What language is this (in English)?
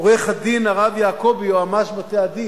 Hebrew